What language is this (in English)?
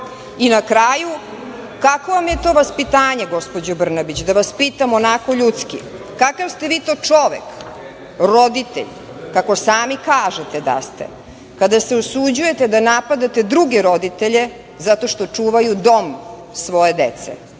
Serbian